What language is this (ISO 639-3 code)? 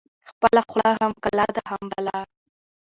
pus